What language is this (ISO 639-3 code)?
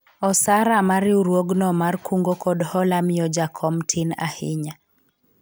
luo